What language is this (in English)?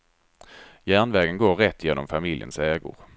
Swedish